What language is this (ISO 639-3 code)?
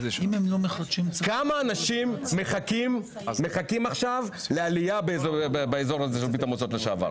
heb